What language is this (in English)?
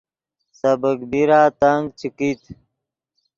Yidgha